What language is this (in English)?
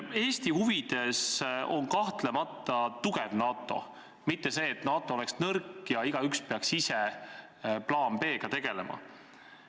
Estonian